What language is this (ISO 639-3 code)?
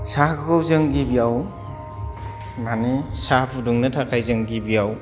brx